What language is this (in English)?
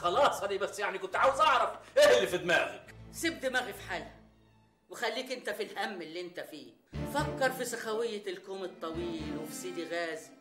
Arabic